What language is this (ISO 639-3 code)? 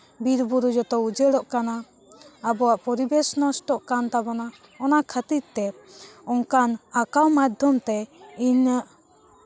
sat